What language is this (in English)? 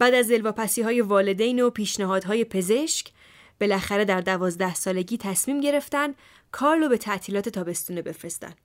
Persian